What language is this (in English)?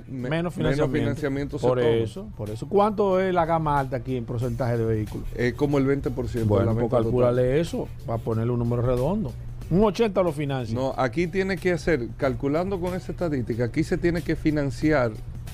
Spanish